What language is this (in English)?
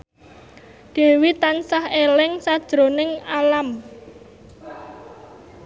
Javanese